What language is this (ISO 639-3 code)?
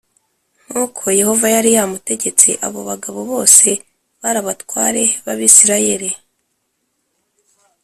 kin